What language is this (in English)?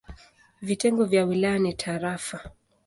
Swahili